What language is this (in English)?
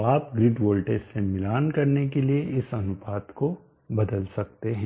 Hindi